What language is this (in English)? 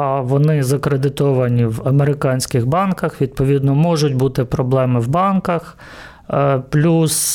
Ukrainian